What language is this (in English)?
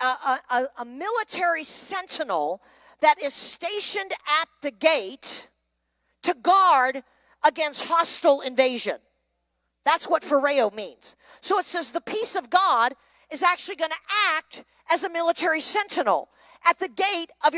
English